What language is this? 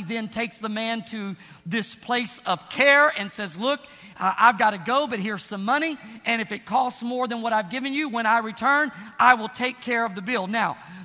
English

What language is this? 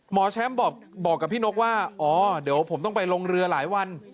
Thai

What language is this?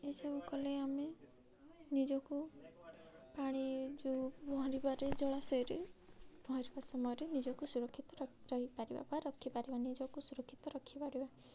Odia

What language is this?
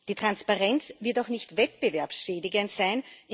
German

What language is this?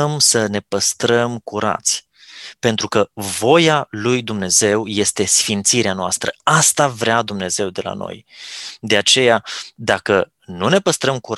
Romanian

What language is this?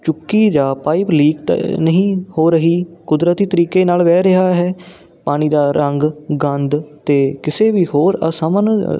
Punjabi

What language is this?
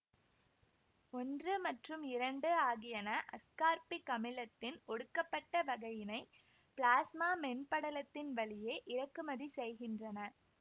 Tamil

